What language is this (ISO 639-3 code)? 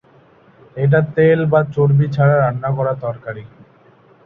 ben